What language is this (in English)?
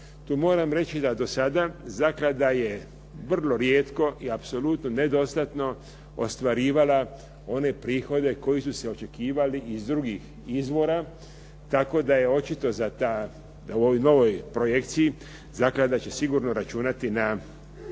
Croatian